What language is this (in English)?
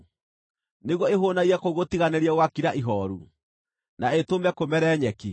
Kikuyu